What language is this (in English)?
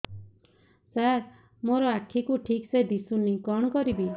Odia